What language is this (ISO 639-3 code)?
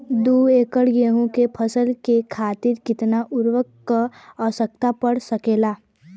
bho